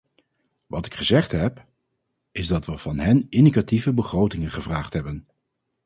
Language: Dutch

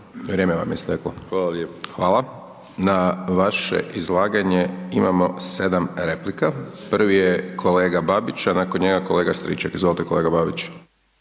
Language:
Croatian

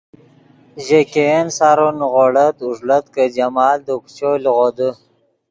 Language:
Yidgha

